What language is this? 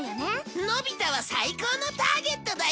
Japanese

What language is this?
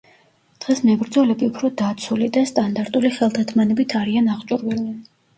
Georgian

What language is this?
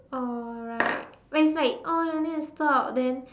English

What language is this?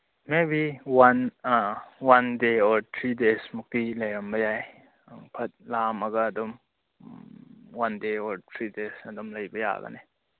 Manipuri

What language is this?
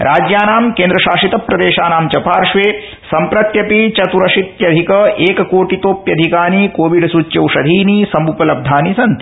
Sanskrit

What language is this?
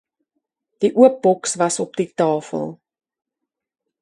Afrikaans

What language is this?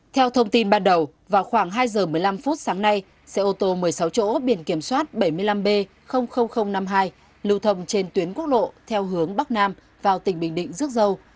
Vietnamese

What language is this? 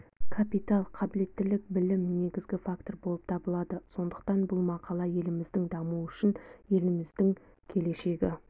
Kazakh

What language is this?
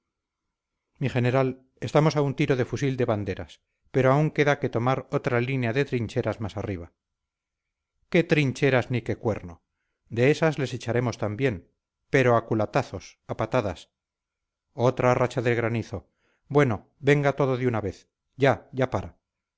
Spanish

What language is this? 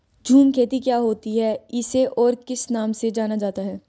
Hindi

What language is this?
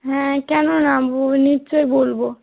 Bangla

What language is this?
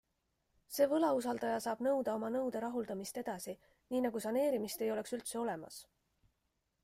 Estonian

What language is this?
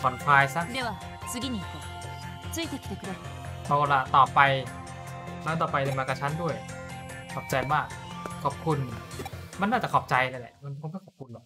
Thai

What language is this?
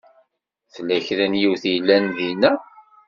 Kabyle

